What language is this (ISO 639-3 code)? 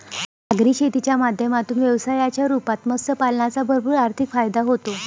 mar